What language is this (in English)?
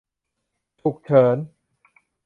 Thai